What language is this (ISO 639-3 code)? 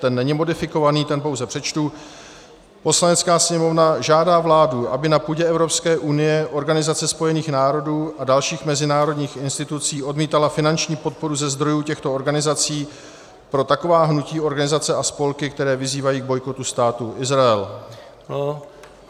ces